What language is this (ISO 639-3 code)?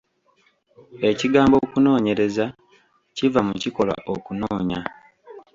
lug